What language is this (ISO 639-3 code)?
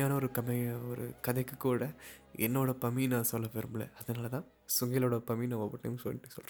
tam